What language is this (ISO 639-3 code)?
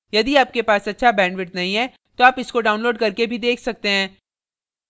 hin